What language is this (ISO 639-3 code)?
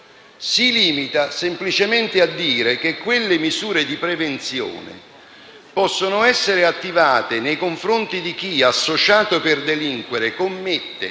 ita